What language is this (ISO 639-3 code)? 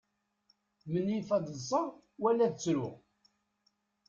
kab